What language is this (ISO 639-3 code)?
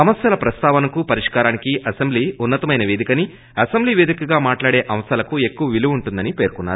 tel